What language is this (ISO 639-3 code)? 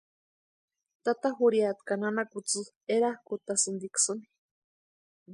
pua